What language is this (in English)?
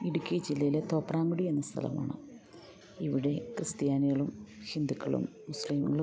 Malayalam